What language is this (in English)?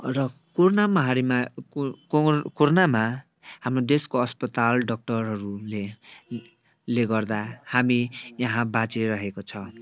Nepali